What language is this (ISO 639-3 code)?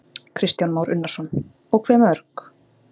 isl